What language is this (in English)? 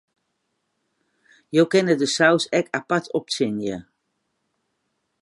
Western Frisian